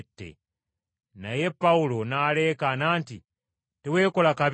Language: Ganda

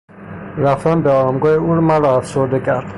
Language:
Persian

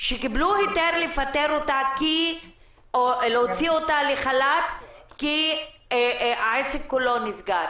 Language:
Hebrew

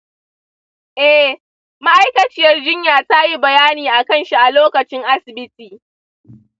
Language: Hausa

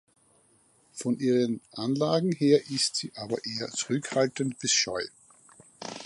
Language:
German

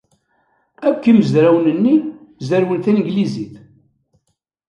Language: Kabyle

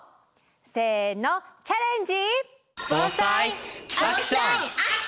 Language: Japanese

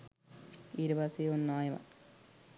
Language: Sinhala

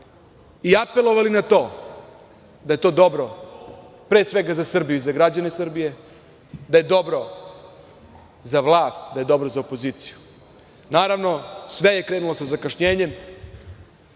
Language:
Serbian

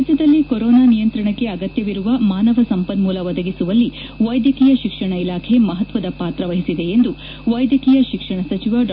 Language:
Kannada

